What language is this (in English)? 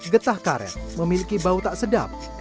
Indonesian